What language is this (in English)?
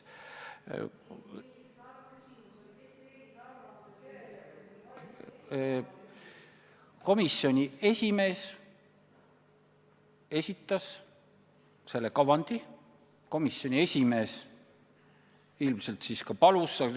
Estonian